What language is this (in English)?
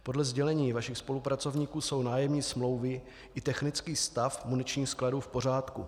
Czech